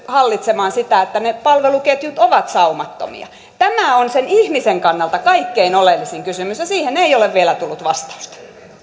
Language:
Finnish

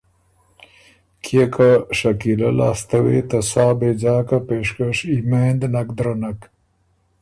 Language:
Ormuri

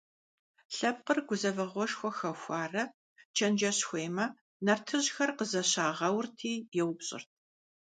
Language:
Kabardian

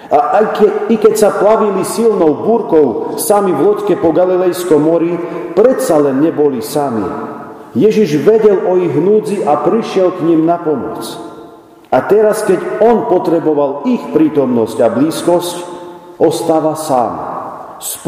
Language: Slovak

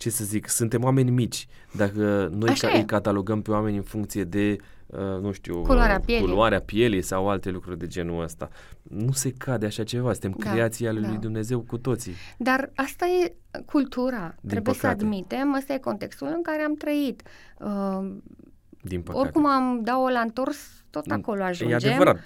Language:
Romanian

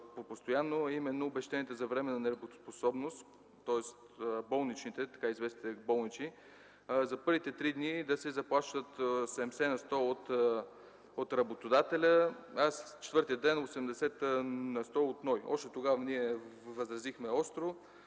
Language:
Bulgarian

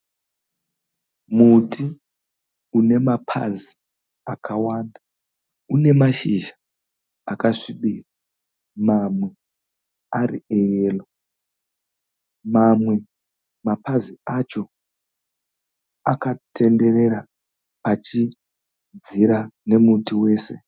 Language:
Shona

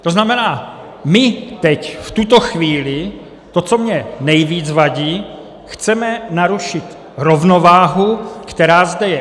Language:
Czech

